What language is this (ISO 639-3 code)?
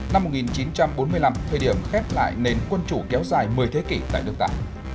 vie